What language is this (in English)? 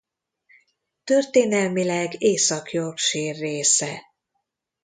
Hungarian